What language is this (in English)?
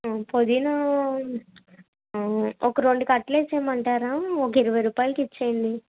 Telugu